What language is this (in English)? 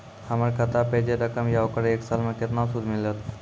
Maithili